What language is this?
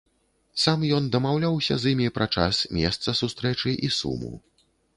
Belarusian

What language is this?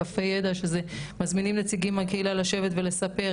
Hebrew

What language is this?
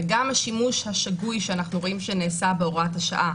Hebrew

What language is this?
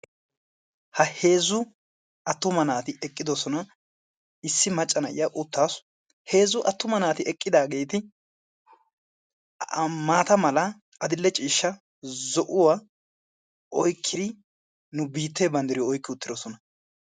Wolaytta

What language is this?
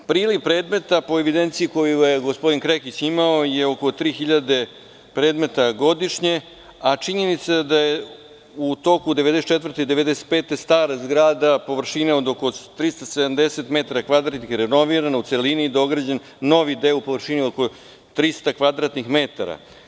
Serbian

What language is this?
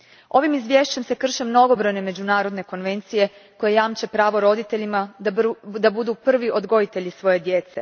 Croatian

